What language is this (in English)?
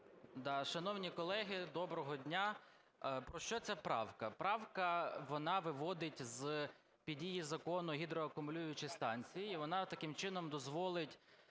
Ukrainian